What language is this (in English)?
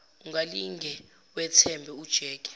Zulu